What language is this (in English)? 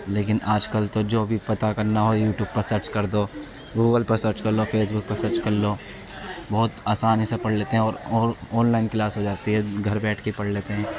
Urdu